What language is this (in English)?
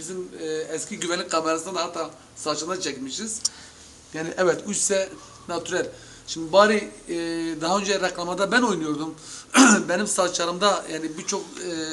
Turkish